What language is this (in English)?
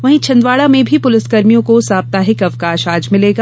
Hindi